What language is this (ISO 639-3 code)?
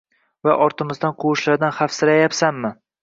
uzb